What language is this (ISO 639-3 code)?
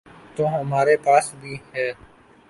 urd